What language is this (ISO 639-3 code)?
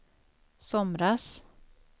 swe